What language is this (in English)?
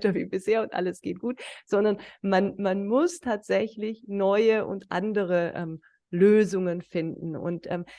German